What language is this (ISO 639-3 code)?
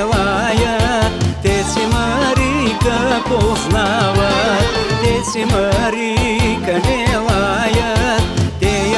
bul